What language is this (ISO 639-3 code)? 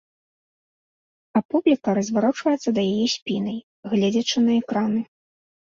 bel